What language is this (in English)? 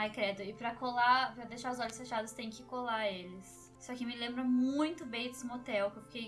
Portuguese